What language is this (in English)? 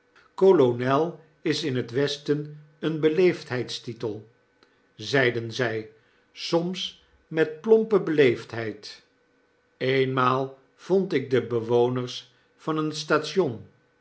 Dutch